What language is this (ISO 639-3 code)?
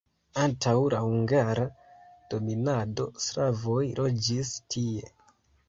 epo